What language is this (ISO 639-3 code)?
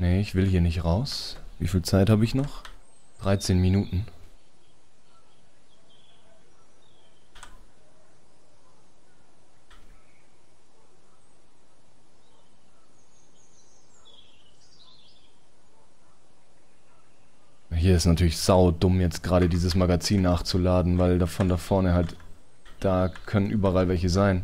deu